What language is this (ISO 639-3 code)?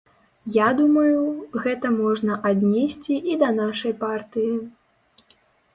bel